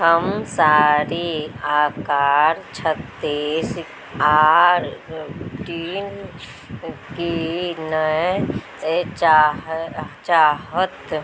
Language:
Maithili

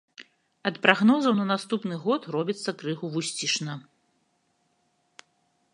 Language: Belarusian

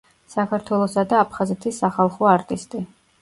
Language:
Georgian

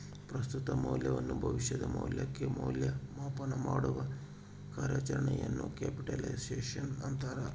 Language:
Kannada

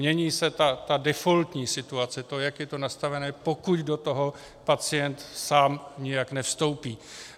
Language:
Czech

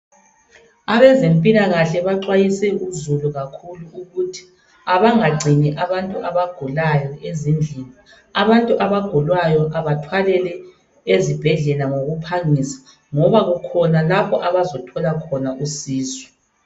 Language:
North Ndebele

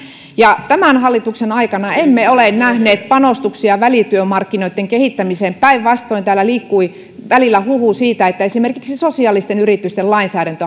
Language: Finnish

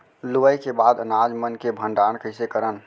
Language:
Chhattisgarhi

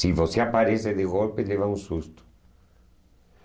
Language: Portuguese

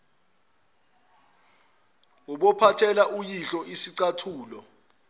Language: Zulu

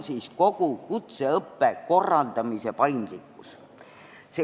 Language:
Estonian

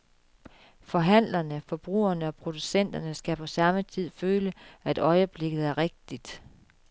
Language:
Danish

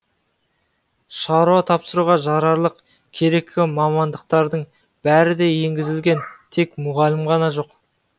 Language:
Kazakh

